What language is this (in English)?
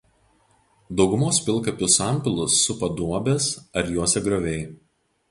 Lithuanian